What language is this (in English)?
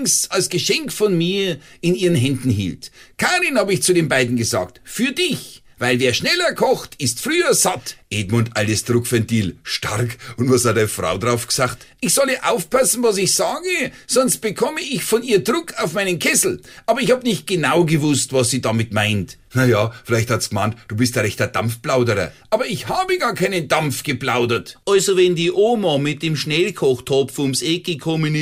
German